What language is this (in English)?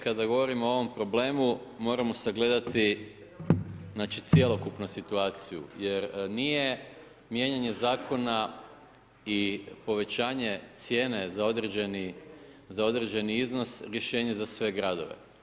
Croatian